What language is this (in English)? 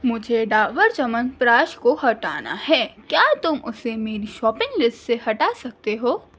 Urdu